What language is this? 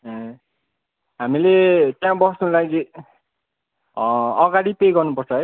Nepali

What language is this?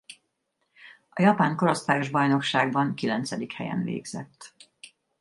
Hungarian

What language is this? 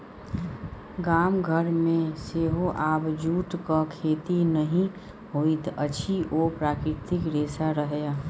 Maithili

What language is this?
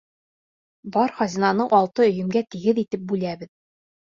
Bashkir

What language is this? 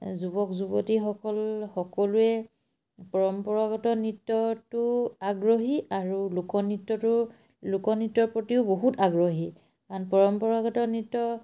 Assamese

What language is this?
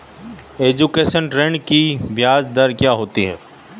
Hindi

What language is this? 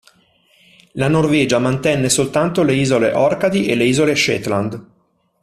Italian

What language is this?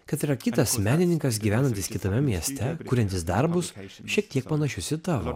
Lithuanian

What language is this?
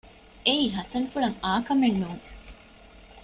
Divehi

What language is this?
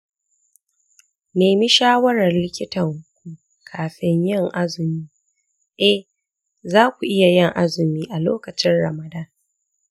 Hausa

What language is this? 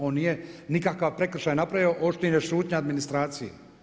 Croatian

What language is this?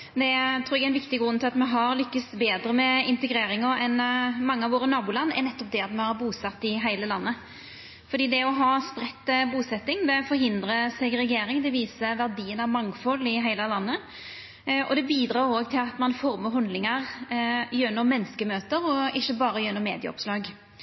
Norwegian Nynorsk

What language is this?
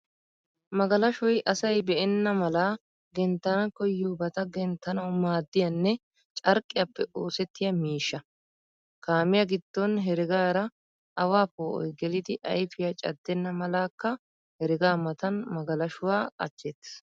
Wolaytta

